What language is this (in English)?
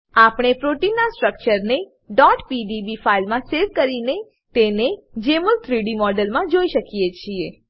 Gujarati